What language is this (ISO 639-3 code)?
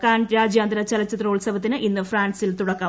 mal